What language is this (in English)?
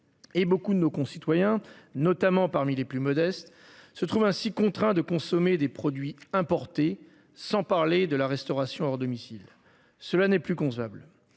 French